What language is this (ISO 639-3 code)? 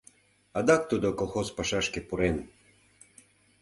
chm